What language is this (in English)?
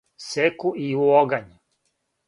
Serbian